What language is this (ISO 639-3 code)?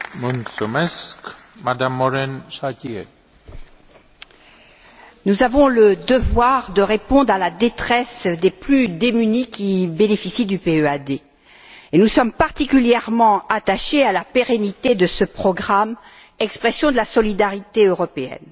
fra